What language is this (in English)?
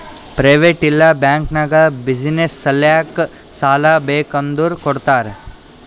Kannada